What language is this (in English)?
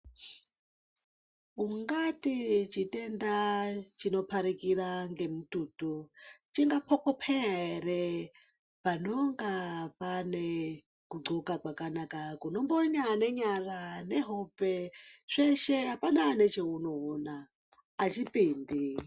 Ndau